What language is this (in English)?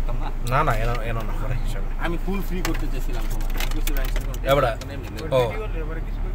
Arabic